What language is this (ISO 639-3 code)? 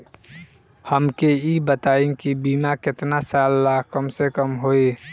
bho